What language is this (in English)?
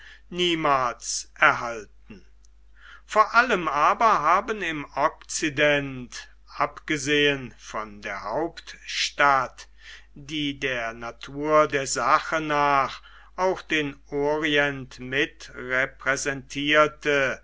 German